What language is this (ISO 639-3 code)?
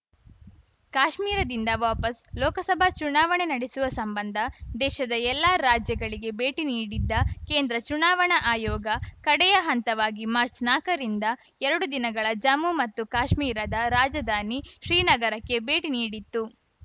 kan